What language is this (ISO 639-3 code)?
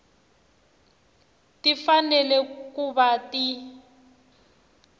tso